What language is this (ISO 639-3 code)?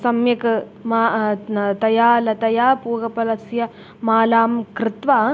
san